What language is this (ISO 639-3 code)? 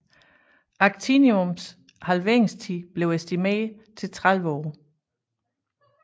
dan